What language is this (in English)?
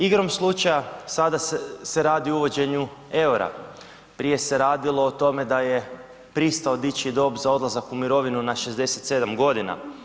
Croatian